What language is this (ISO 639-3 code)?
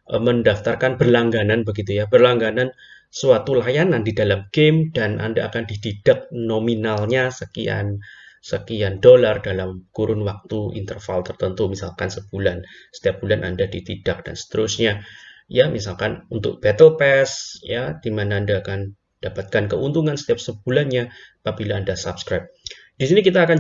ind